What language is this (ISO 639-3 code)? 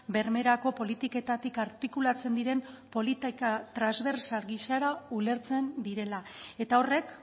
eus